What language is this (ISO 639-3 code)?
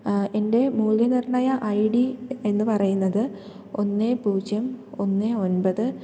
mal